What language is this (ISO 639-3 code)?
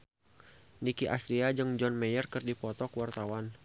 sun